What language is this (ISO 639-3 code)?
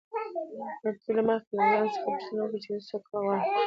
pus